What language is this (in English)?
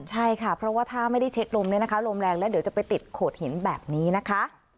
Thai